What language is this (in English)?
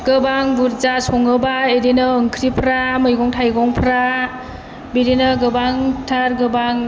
Bodo